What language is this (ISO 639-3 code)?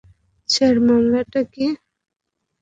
ben